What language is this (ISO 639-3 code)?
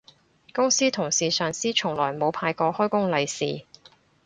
yue